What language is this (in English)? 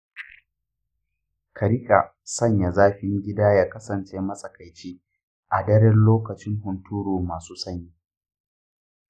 Hausa